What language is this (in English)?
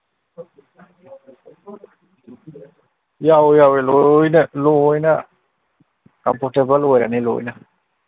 Manipuri